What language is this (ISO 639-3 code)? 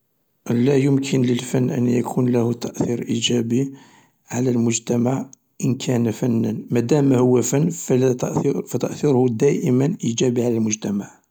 arq